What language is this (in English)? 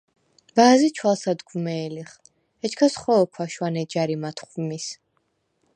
Svan